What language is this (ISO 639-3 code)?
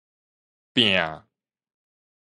nan